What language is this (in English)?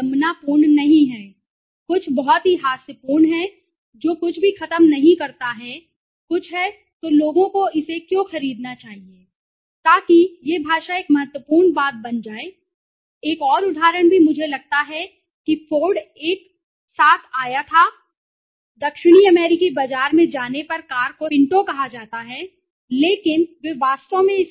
Hindi